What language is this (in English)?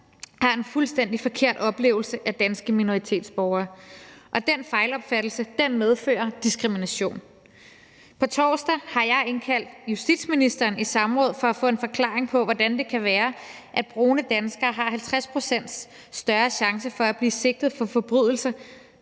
Danish